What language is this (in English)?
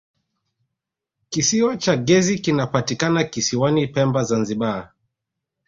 Swahili